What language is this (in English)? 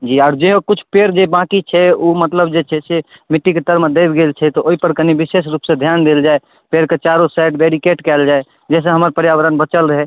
Maithili